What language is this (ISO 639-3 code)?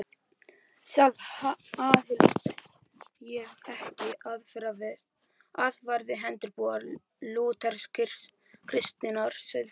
isl